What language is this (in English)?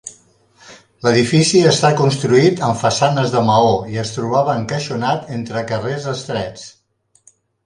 Catalan